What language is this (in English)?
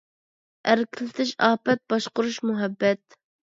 Uyghur